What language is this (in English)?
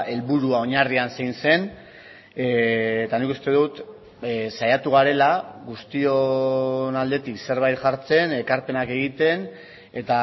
Basque